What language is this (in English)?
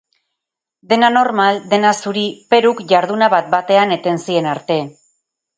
Basque